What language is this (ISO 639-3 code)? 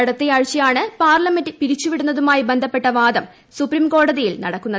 mal